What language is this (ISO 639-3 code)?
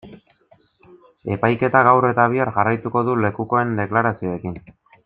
eus